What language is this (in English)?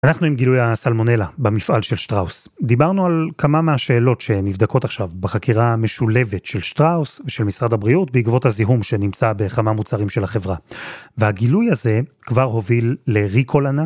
Hebrew